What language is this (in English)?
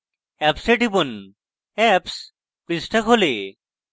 Bangla